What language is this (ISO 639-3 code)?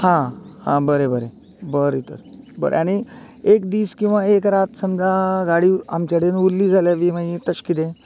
kok